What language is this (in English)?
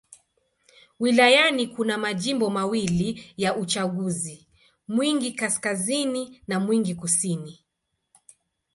Swahili